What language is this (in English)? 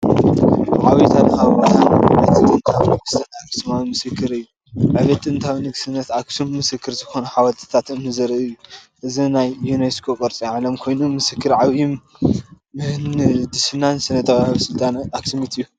Tigrinya